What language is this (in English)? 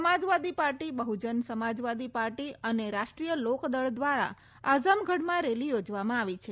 Gujarati